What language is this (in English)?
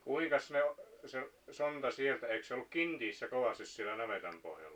Finnish